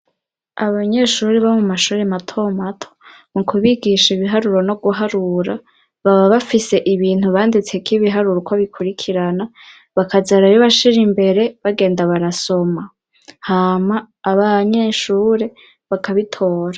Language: Rundi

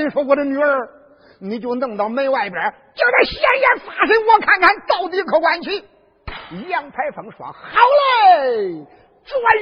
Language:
Chinese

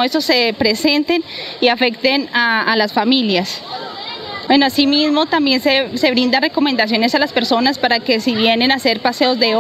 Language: Spanish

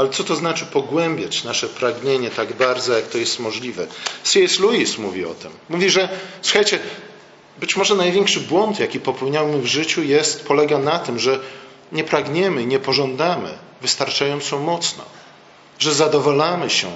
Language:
Polish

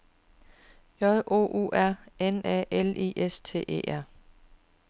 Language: Danish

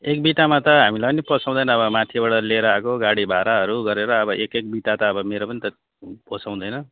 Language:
Nepali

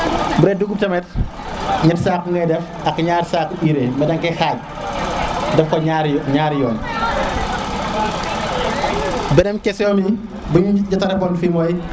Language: Serer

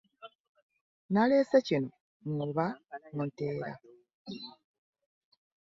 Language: Ganda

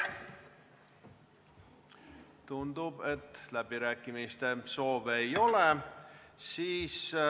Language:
Estonian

